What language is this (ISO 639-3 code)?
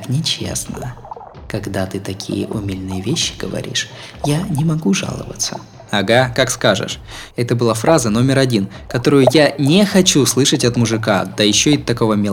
rus